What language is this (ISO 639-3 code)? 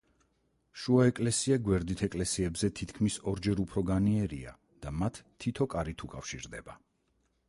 kat